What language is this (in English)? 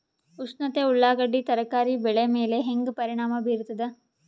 Kannada